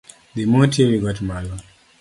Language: Luo (Kenya and Tanzania)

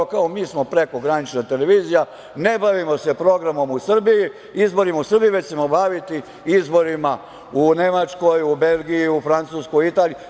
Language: Serbian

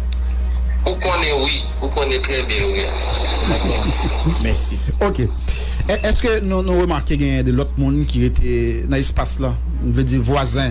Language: French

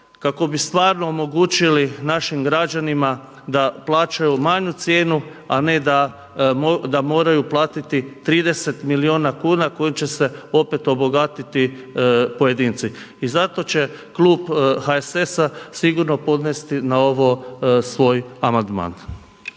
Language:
Croatian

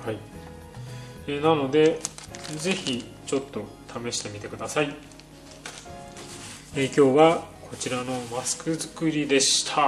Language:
Japanese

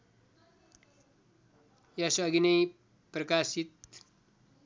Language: Nepali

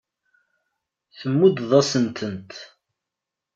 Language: Kabyle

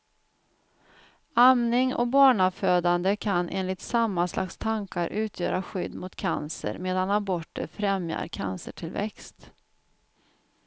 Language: Swedish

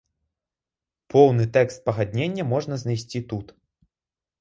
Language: Belarusian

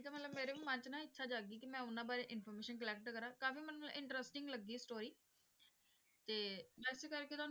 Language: Punjabi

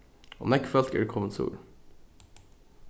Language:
Faroese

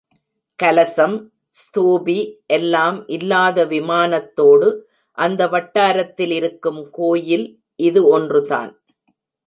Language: Tamil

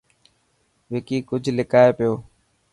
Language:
Dhatki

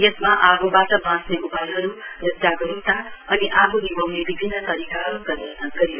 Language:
Nepali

